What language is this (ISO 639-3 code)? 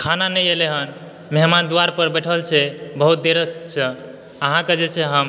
mai